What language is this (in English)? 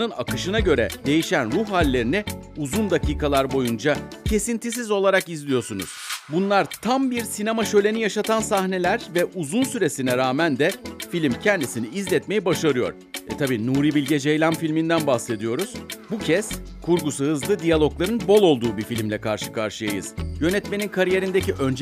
Turkish